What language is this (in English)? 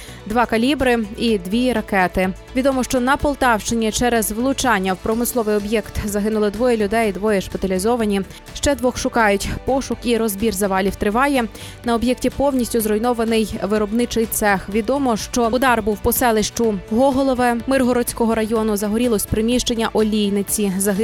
Ukrainian